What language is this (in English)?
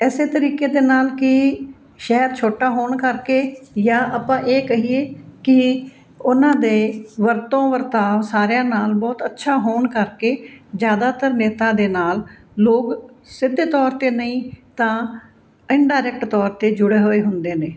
Punjabi